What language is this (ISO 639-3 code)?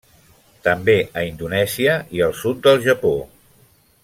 cat